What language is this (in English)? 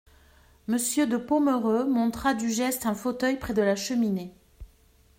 French